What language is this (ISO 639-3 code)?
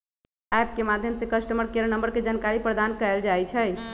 mag